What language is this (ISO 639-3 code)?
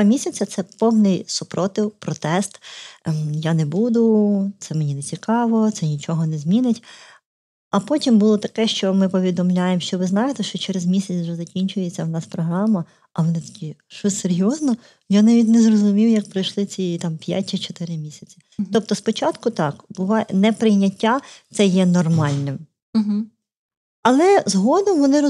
ukr